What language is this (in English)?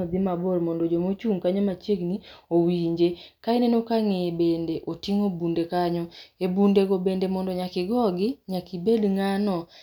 Luo (Kenya and Tanzania)